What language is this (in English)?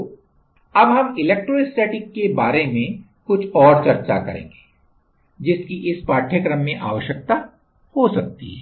Hindi